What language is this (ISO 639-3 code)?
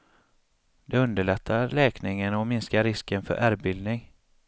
swe